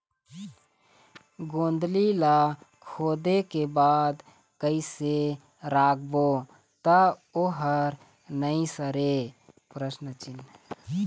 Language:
Chhattisgarhi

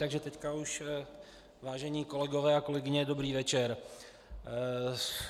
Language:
Czech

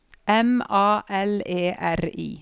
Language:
Norwegian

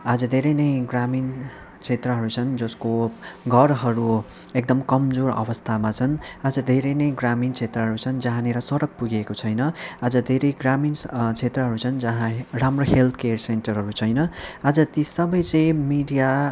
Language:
Nepali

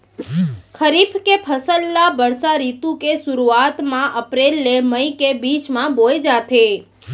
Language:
Chhattisgarhi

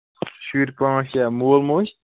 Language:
Kashmiri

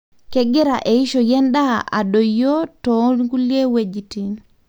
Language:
Masai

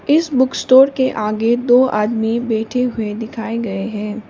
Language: Hindi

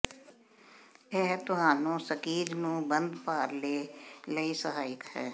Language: Punjabi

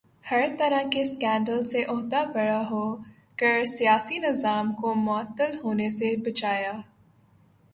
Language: Urdu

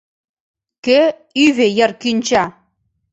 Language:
Mari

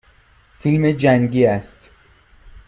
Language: Persian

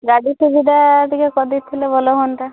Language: Odia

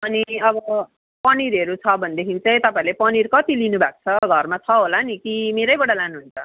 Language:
Nepali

